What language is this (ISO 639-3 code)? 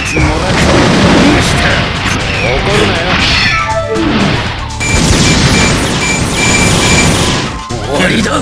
jpn